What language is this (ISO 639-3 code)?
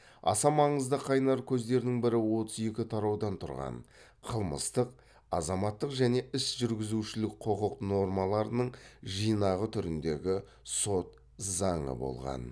kaz